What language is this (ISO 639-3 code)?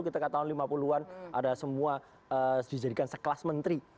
ind